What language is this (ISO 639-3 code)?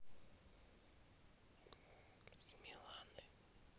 rus